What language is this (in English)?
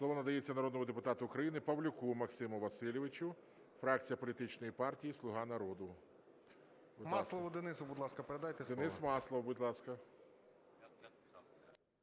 Ukrainian